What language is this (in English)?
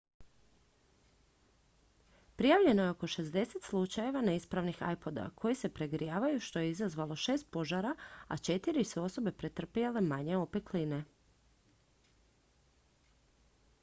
Croatian